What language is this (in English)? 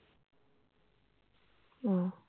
Bangla